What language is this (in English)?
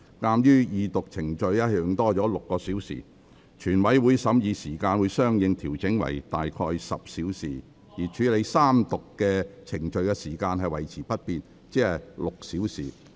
Cantonese